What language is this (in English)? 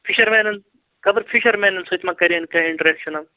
Kashmiri